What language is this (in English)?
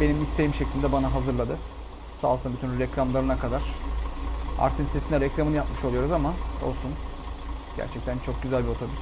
Turkish